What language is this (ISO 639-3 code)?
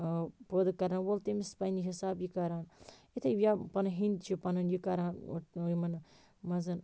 kas